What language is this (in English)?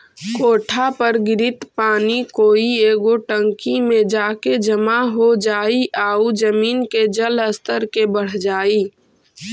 Magahi